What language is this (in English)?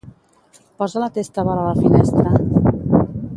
Catalan